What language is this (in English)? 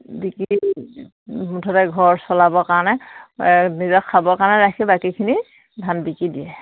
Assamese